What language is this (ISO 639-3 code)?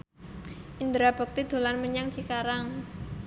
jav